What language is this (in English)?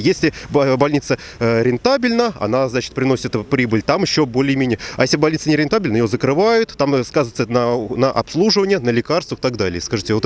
Russian